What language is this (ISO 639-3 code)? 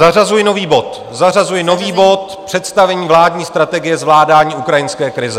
ces